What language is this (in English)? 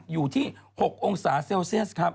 Thai